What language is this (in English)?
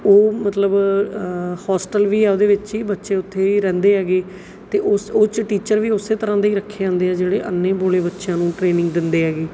Punjabi